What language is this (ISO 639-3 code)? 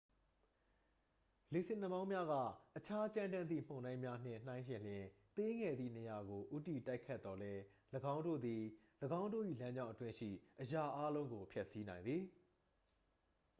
mya